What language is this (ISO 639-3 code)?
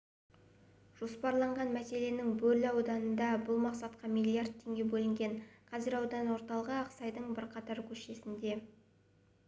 kaz